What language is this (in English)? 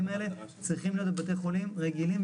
Hebrew